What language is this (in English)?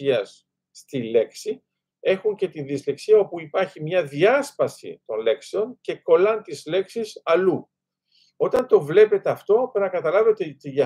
Greek